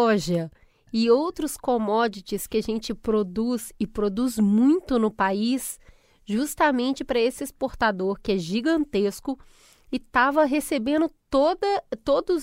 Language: Portuguese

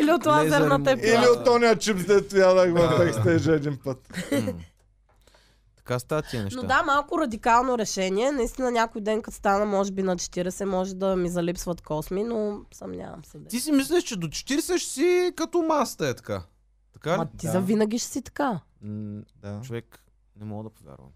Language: Bulgarian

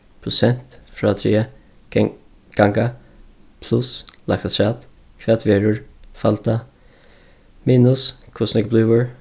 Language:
Faroese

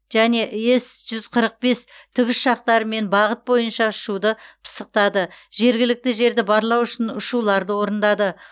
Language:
Kazakh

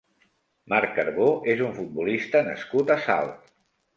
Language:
Catalan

